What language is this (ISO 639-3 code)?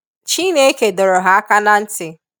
ibo